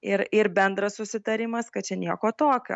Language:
Lithuanian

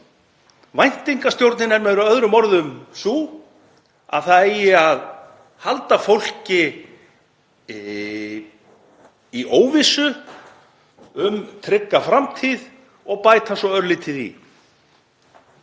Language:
Icelandic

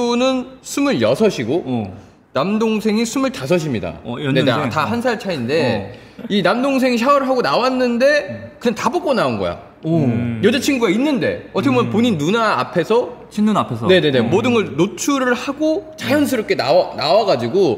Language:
Korean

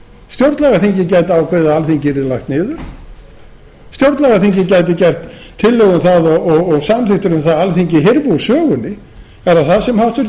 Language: Icelandic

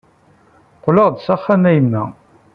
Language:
Kabyle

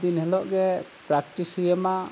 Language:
Santali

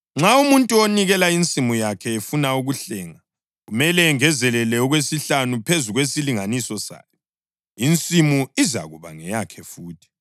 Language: North Ndebele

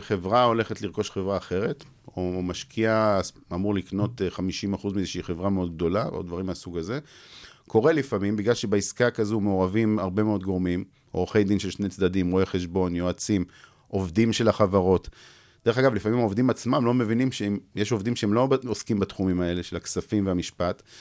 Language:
Hebrew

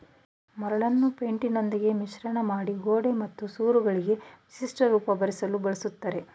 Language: Kannada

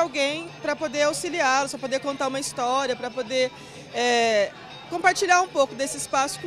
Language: Portuguese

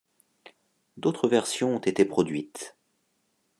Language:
French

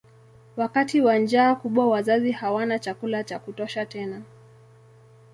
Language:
Swahili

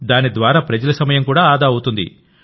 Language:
Telugu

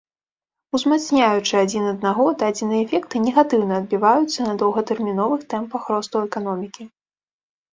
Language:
Belarusian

